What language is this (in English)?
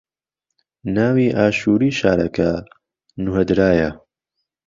Central Kurdish